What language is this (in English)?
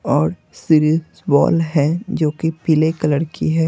Hindi